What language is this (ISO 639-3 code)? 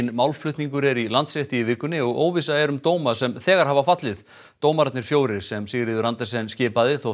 isl